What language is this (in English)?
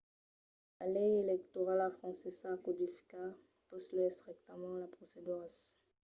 Occitan